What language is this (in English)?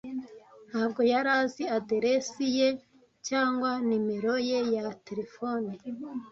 Kinyarwanda